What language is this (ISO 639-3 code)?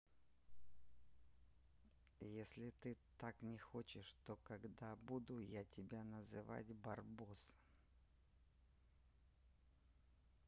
rus